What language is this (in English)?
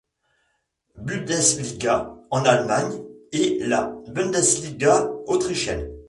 French